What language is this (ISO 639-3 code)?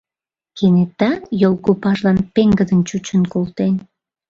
chm